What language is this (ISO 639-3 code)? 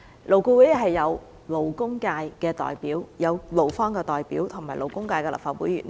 yue